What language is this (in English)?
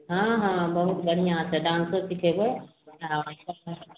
Maithili